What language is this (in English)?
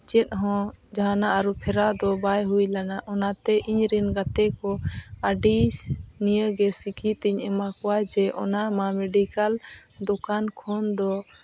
Santali